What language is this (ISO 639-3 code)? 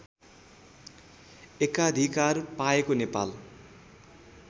nep